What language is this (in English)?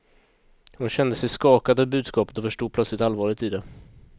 Swedish